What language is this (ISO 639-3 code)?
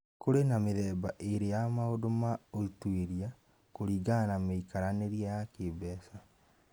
kik